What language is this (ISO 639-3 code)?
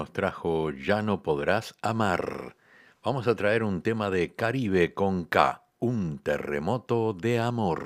spa